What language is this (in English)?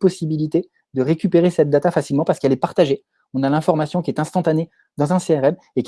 French